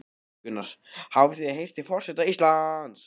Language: Icelandic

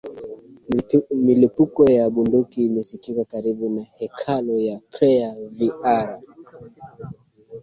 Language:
Swahili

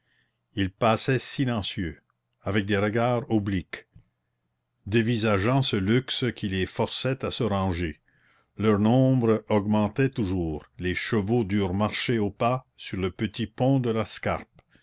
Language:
French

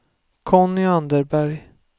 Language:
Swedish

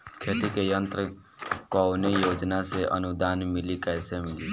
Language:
Bhojpuri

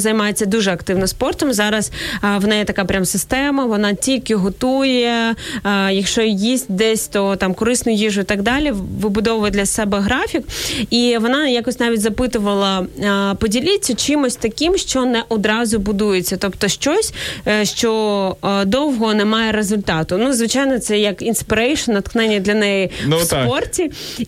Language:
Ukrainian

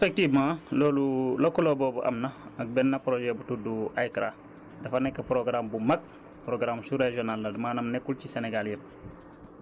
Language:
Wolof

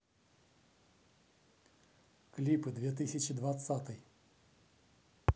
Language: Russian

